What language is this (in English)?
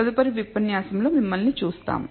Telugu